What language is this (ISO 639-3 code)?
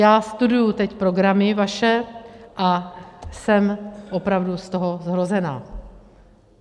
ces